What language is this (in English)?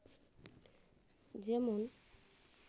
Santali